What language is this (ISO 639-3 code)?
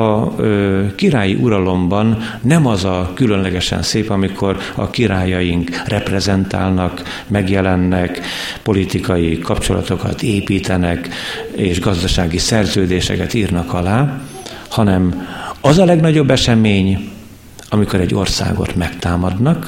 hun